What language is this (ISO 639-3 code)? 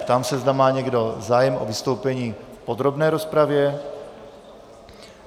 ces